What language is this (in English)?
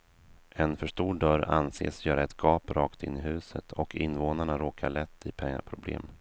Swedish